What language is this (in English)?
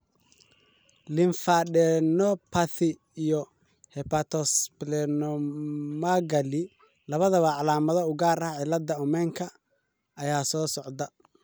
Somali